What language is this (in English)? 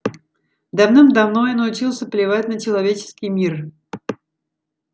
Russian